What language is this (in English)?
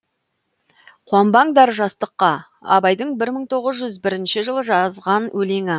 Kazakh